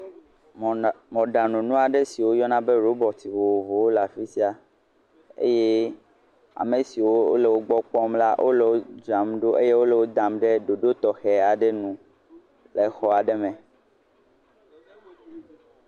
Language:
Ewe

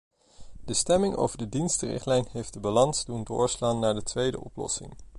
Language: Dutch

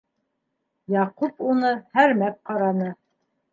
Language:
Bashkir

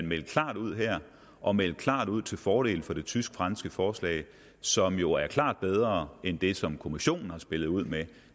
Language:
Danish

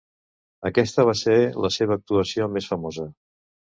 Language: Catalan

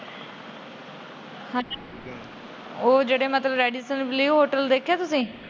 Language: Punjabi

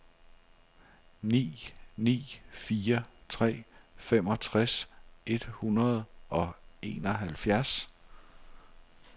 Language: Danish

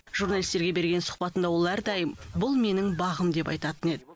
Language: Kazakh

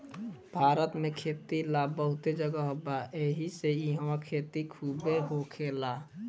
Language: Bhojpuri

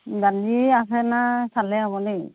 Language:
Assamese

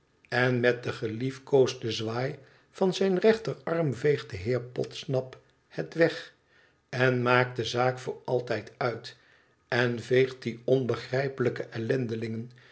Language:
Dutch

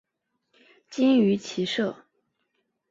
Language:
Chinese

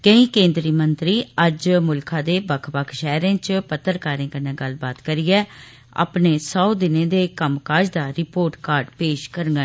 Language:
Dogri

